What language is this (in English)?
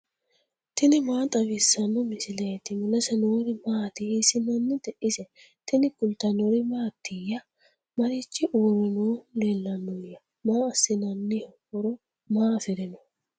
Sidamo